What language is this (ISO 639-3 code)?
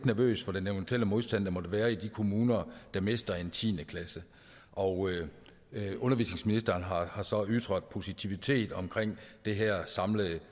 dan